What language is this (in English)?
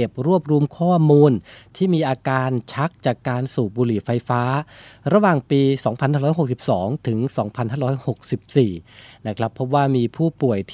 Thai